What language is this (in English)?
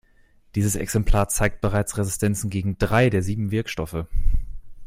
German